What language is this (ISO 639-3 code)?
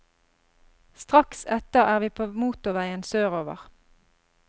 nor